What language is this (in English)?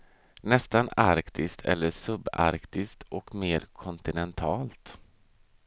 Swedish